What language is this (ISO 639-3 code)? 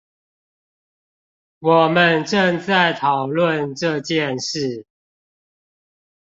zho